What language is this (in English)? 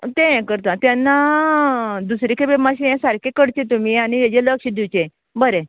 Konkani